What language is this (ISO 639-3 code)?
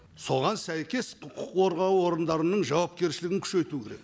kaz